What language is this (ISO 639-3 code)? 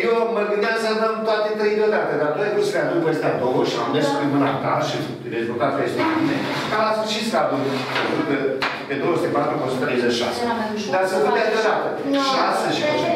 ron